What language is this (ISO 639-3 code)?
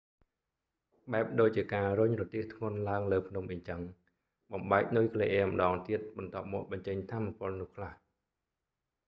khm